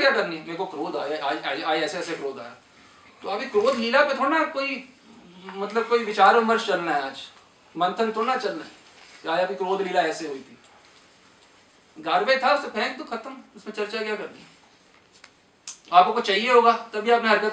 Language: Hindi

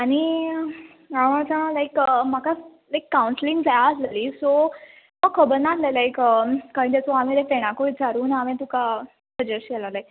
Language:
Konkani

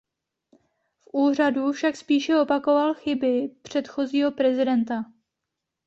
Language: Czech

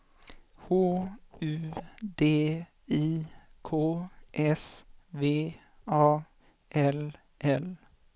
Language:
Swedish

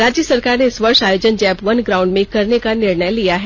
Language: Hindi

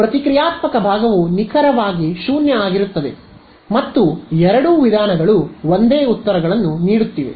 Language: Kannada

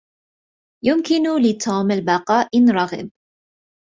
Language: Arabic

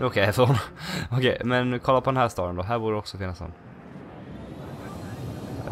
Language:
Swedish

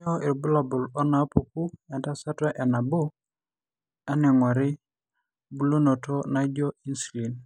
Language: Masai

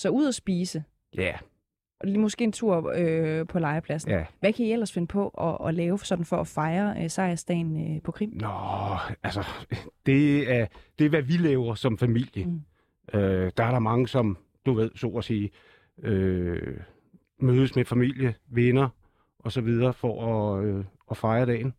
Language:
Danish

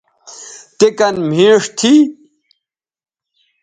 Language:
Bateri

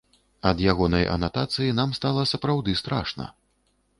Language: Belarusian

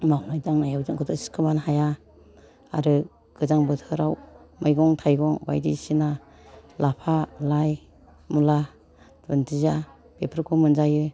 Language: Bodo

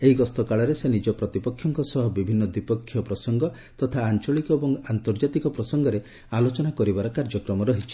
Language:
Odia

